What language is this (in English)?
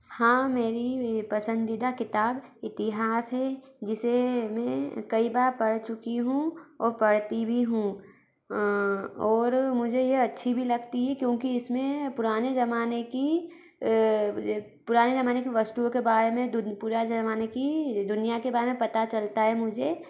Hindi